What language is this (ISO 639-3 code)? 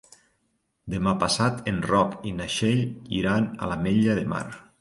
cat